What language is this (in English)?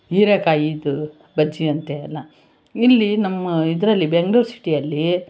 Kannada